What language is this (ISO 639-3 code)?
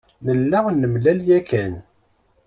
kab